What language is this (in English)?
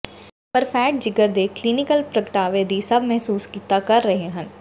Punjabi